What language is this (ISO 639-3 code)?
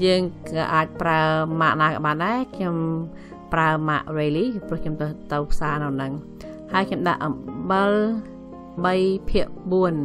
tha